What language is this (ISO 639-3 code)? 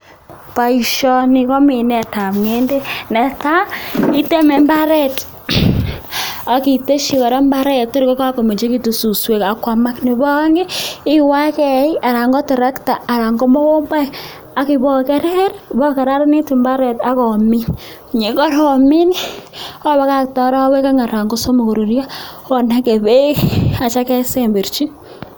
kln